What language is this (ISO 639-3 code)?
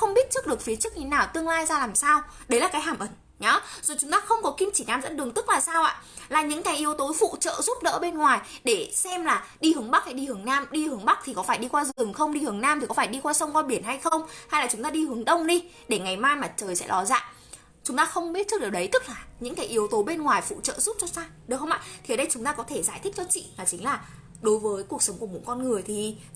vie